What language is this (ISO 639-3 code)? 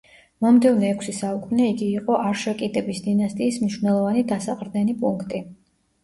kat